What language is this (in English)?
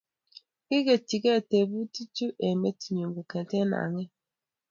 Kalenjin